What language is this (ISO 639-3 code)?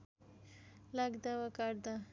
nep